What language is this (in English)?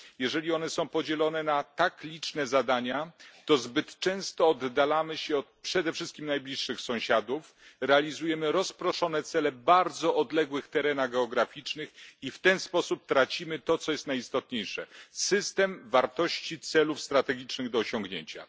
Polish